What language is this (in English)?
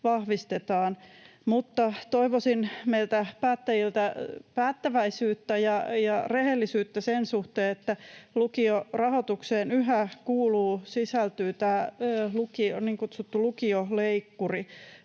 Finnish